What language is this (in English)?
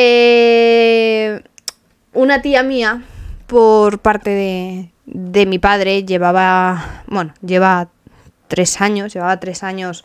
Spanish